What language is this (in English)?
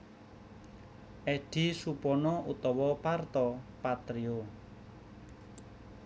Javanese